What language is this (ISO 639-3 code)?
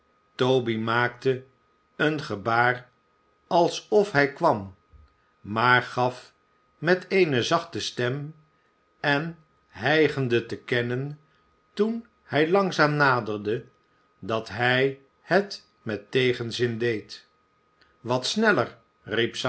nld